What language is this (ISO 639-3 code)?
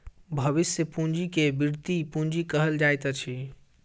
mai